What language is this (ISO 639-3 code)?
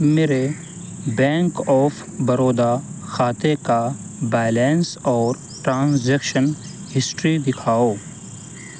urd